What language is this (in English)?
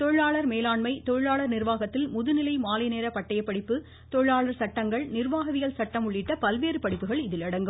Tamil